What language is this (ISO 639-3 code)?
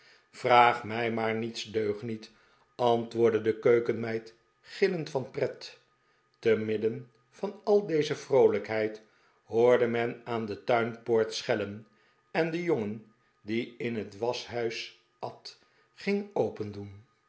nld